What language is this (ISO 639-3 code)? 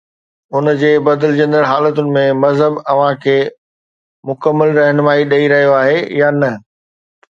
snd